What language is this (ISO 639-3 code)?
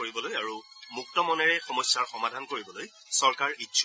asm